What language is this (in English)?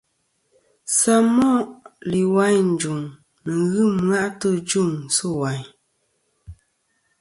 Kom